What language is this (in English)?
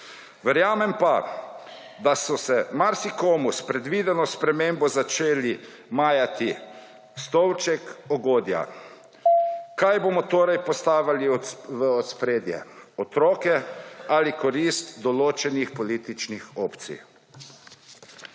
Slovenian